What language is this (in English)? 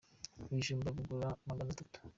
Kinyarwanda